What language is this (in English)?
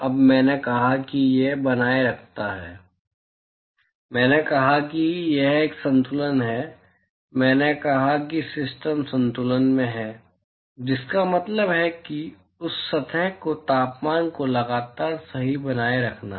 Hindi